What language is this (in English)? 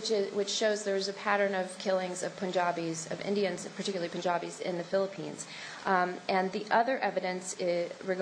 English